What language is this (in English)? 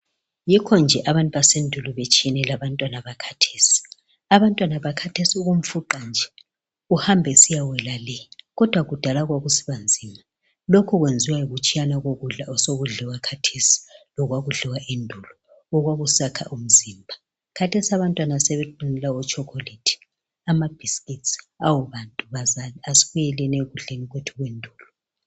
North Ndebele